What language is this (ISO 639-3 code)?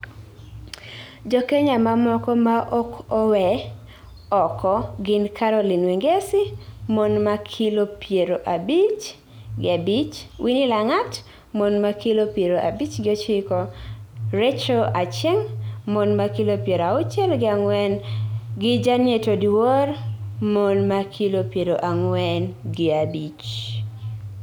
luo